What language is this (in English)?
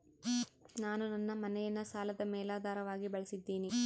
Kannada